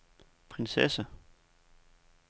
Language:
Danish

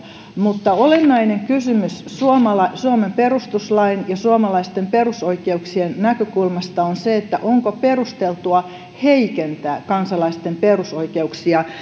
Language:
Finnish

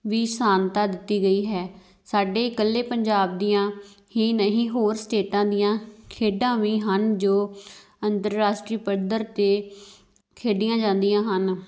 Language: Punjabi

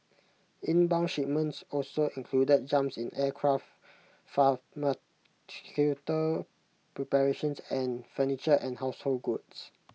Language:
English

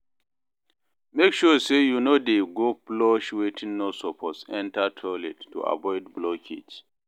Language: Nigerian Pidgin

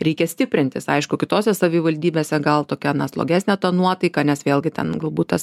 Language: Lithuanian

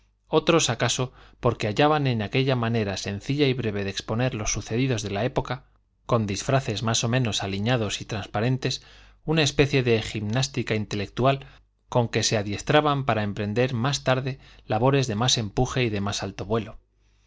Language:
Spanish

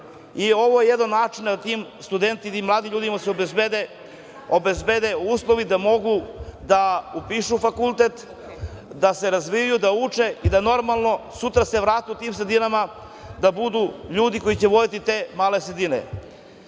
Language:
Serbian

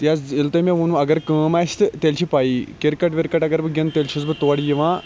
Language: Kashmiri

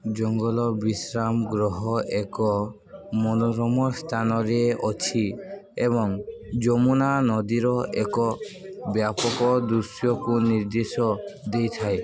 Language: Odia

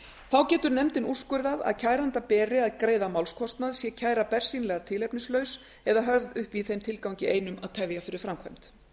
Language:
Icelandic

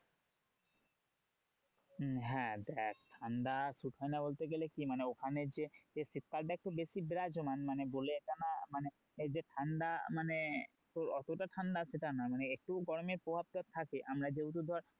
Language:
Bangla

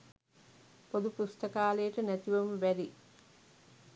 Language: Sinhala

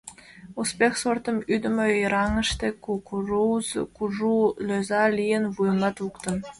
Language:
Mari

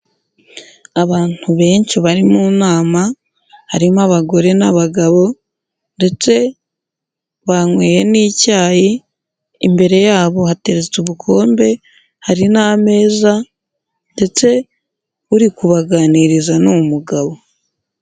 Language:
Kinyarwanda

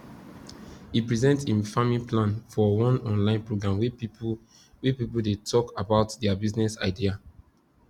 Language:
Nigerian Pidgin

